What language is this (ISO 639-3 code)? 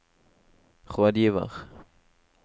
nor